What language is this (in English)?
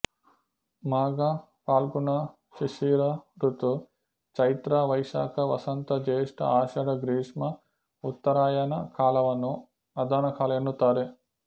Kannada